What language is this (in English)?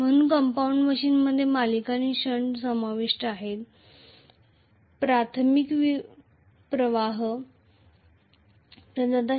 Marathi